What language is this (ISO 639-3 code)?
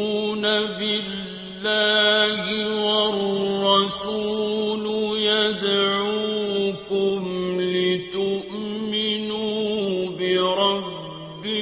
ara